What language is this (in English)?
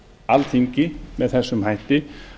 Icelandic